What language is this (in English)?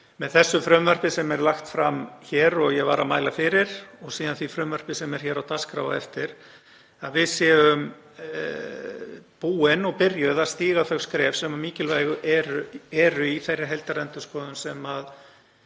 Icelandic